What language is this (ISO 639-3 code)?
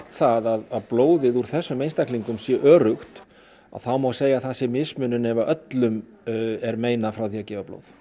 isl